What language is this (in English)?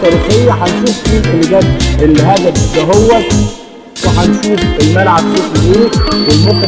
Arabic